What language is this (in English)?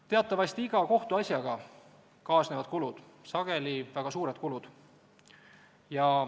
Estonian